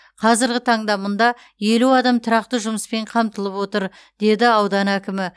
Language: Kazakh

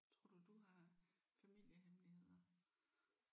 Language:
Danish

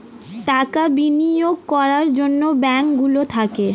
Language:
Bangla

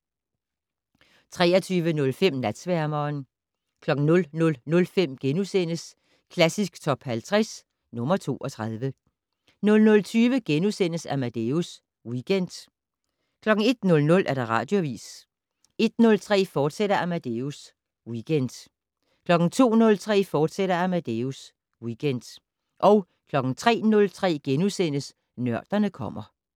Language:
Danish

